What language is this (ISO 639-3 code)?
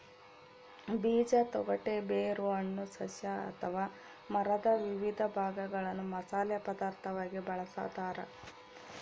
kan